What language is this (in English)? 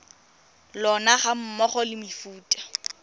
Tswana